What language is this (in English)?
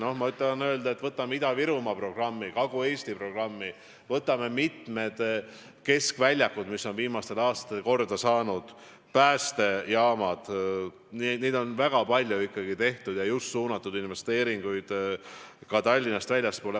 Estonian